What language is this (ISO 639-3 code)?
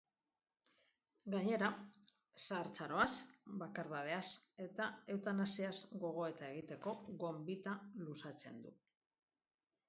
eus